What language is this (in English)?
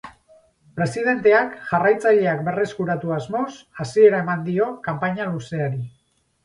Basque